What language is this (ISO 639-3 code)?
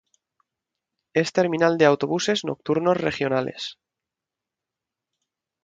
spa